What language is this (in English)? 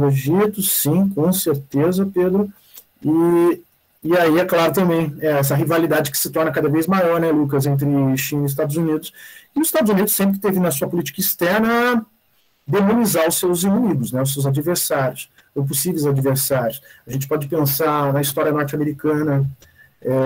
Portuguese